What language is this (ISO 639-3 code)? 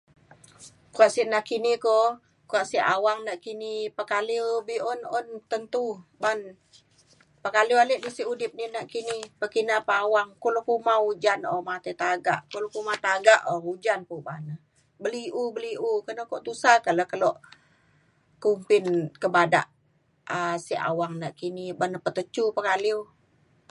xkl